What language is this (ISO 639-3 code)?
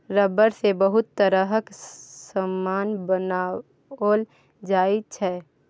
mai